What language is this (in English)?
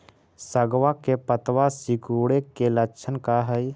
Magahi